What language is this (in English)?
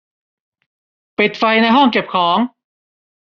Thai